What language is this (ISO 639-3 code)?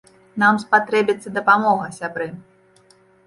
bel